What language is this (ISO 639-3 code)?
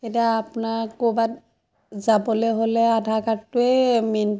asm